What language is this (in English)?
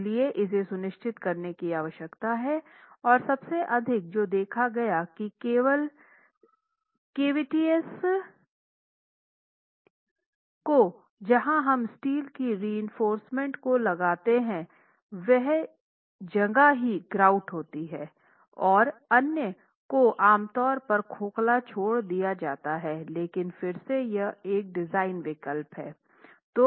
Hindi